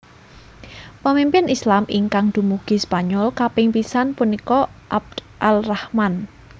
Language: Javanese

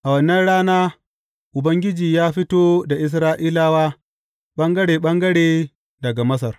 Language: Hausa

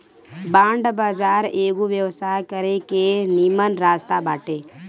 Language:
Bhojpuri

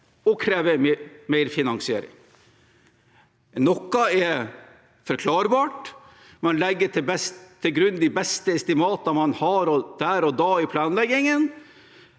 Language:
Norwegian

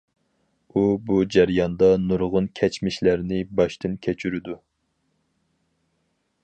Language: Uyghur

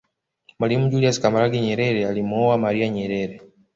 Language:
Swahili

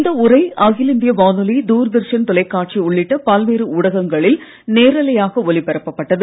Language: Tamil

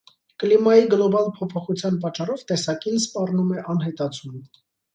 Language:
Armenian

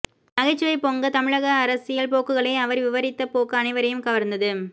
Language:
Tamil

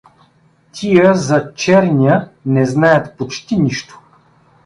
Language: Bulgarian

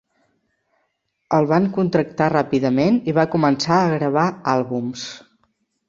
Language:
Catalan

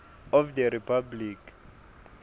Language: Swati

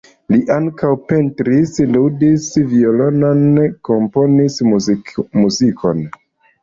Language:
Esperanto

